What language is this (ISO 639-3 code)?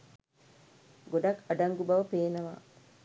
sin